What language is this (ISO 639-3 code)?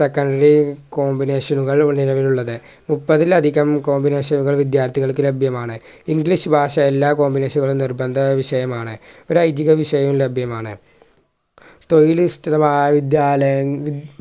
mal